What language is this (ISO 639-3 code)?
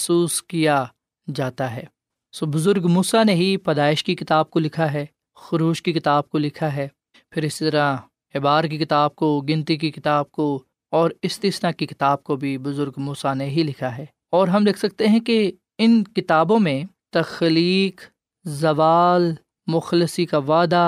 urd